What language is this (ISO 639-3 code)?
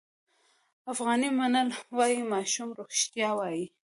pus